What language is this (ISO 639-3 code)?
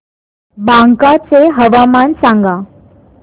mar